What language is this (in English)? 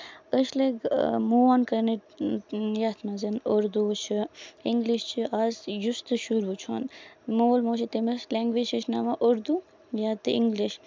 Kashmiri